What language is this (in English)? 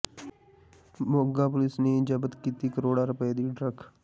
Punjabi